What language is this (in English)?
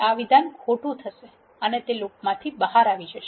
Gujarati